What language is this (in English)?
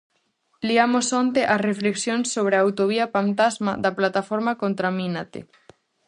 Galician